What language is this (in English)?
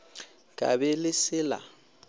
Northern Sotho